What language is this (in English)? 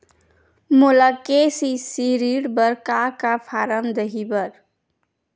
Chhattisgarhi